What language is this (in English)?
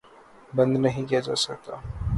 Urdu